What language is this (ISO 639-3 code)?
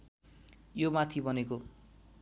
nep